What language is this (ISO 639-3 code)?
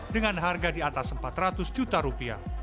ind